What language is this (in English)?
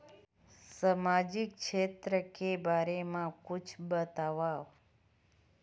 Chhattisgarhi